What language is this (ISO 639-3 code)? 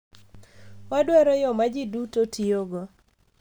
luo